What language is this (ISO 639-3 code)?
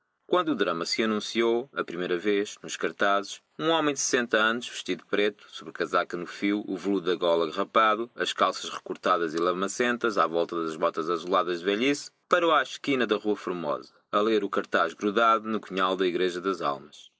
por